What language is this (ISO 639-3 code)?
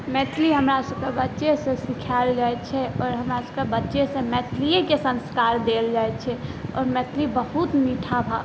mai